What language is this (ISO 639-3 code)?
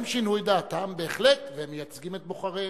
heb